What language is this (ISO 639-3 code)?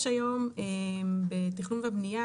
heb